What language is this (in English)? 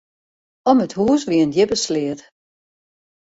Western Frisian